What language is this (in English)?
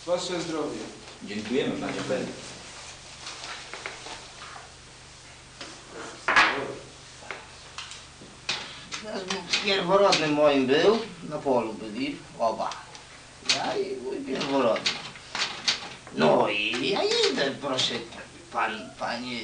Polish